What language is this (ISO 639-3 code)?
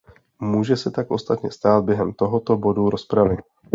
ces